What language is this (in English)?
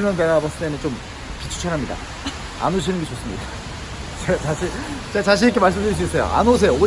Korean